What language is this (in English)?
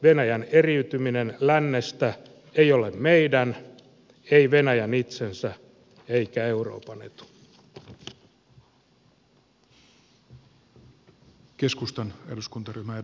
Finnish